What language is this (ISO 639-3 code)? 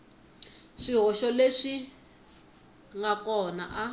tso